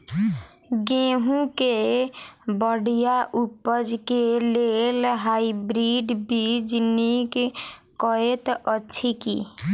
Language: Maithili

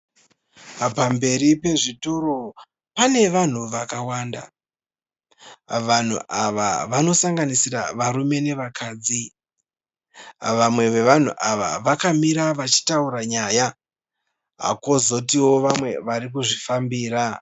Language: Shona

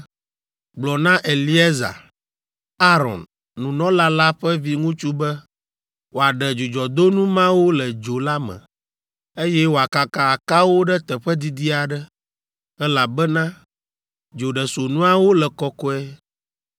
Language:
Ewe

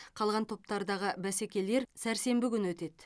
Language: Kazakh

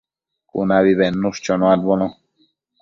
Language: Matsés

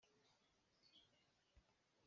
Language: Hakha Chin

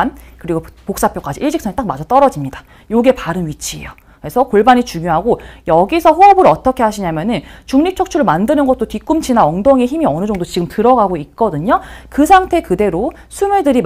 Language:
Korean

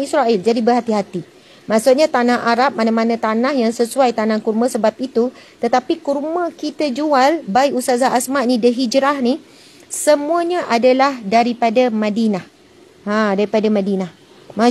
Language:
Malay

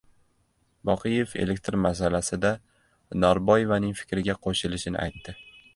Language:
Uzbek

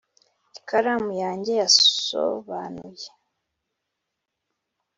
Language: Kinyarwanda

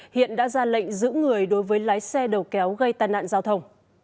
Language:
Vietnamese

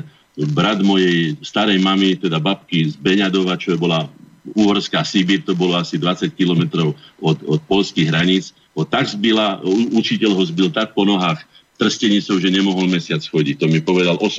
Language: Slovak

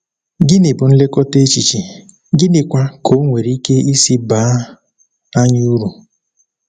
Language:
Igbo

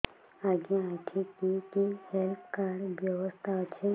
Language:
Odia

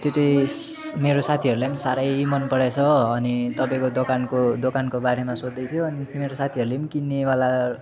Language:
Nepali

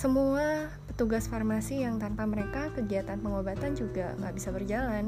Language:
Indonesian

